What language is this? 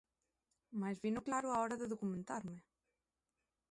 Galician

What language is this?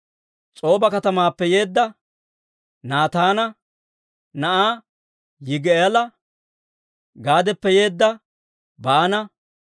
Dawro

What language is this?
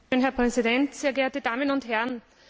German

